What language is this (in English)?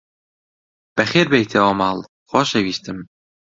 Central Kurdish